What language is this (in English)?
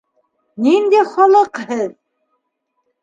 Bashkir